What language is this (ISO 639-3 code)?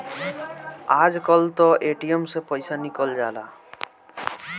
bho